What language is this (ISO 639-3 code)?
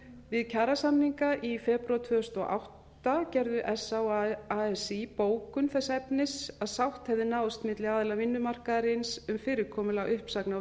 isl